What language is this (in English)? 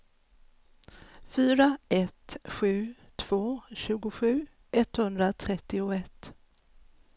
Swedish